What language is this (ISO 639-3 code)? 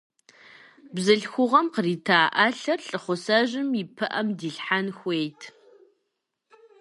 kbd